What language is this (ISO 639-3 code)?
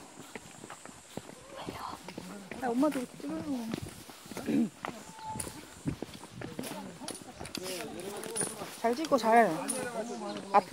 kor